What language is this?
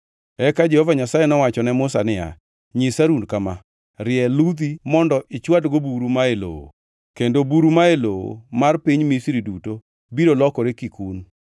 Luo (Kenya and Tanzania)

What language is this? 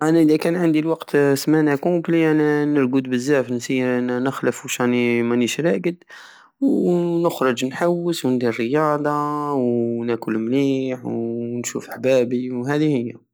Algerian Saharan Arabic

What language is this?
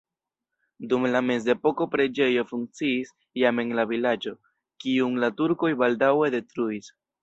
Esperanto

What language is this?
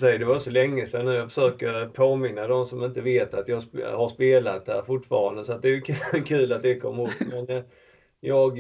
Swedish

